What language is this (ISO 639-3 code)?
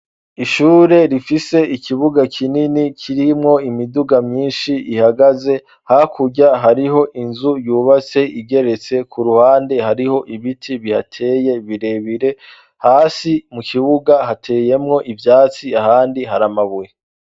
run